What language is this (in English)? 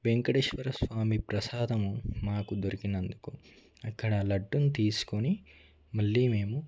Telugu